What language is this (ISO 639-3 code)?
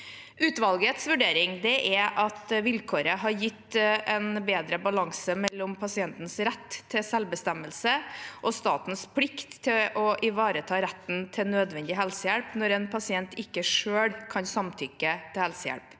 nor